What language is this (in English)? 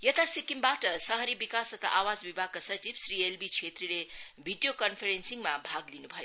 Nepali